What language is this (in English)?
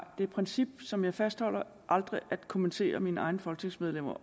Danish